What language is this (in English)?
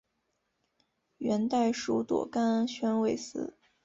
Chinese